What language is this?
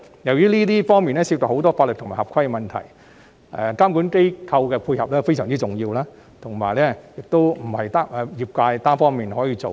Cantonese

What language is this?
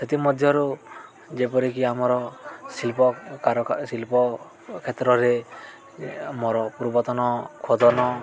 Odia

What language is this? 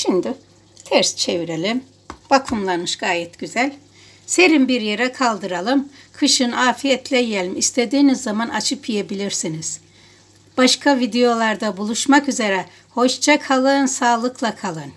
Turkish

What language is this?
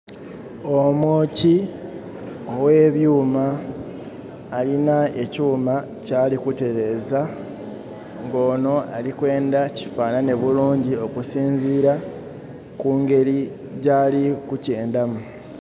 Soga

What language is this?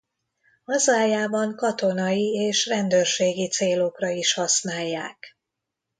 Hungarian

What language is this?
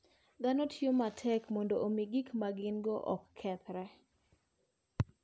Luo (Kenya and Tanzania)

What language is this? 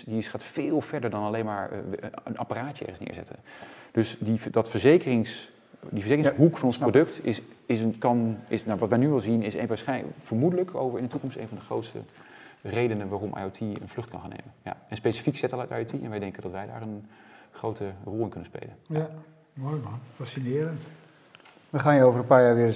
Dutch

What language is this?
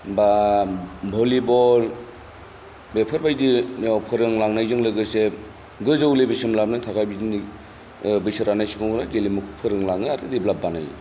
Bodo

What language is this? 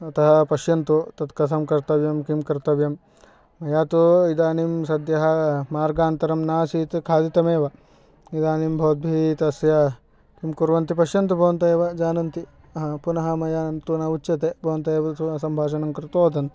Sanskrit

